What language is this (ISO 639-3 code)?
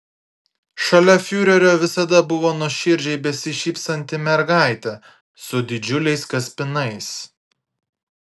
lit